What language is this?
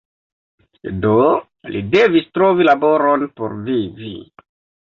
Esperanto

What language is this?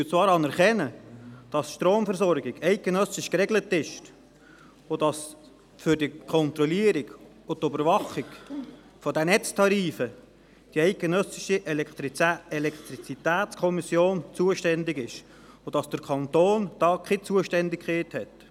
Swiss German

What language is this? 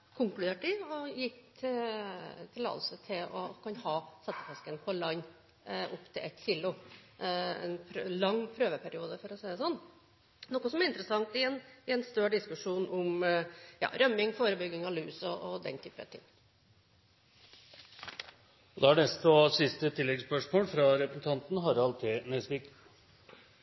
Norwegian Bokmål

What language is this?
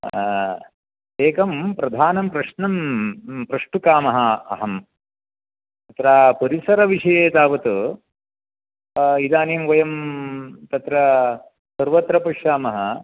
Sanskrit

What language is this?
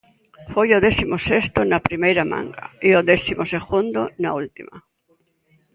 Galician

